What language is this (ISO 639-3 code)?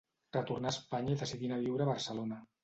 cat